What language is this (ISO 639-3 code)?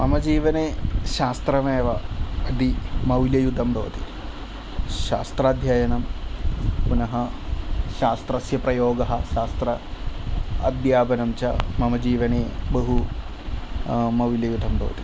san